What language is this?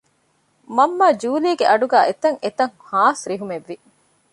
Divehi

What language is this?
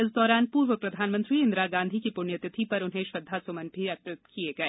Hindi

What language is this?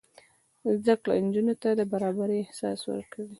Pashto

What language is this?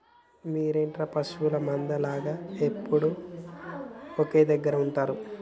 Telugu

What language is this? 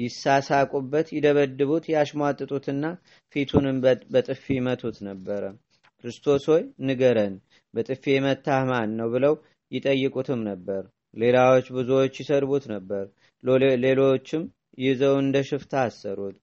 Amharic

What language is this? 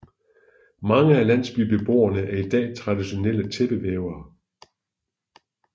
Danish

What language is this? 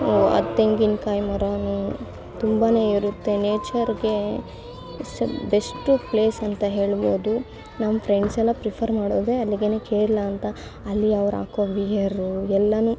Kannada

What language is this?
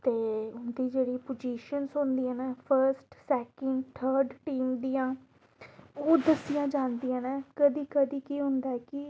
Dogri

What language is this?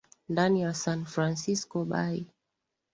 Swahili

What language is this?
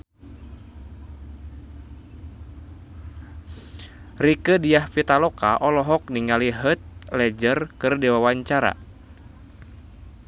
Sundanese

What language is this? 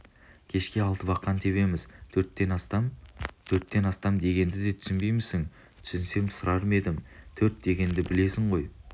Kazakh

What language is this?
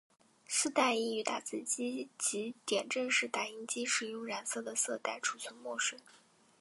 Chinese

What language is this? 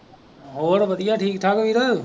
Punjabi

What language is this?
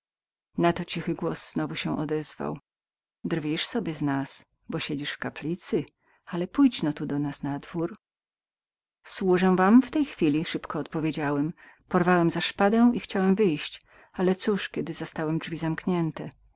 Polish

